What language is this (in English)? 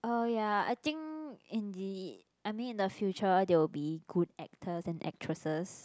English